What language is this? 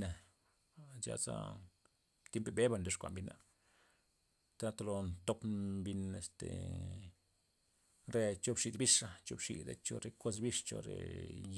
Loxicha Zapotec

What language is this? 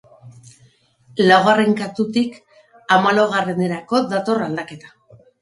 Basque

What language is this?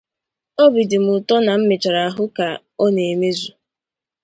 Igbo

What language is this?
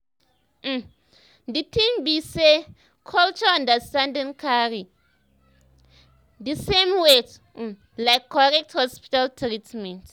Nigerian Pidgin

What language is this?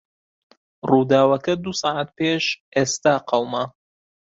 Central Kurdish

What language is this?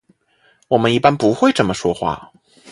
Chinese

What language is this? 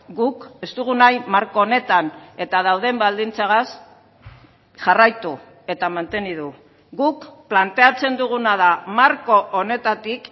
Basque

